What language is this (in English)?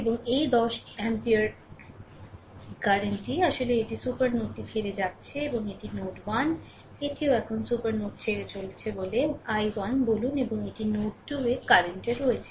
Bangla